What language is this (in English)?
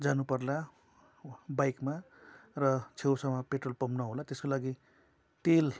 Nepali